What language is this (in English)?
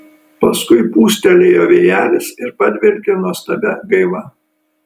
Lithuanian